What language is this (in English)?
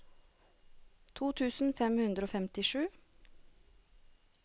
Norwegian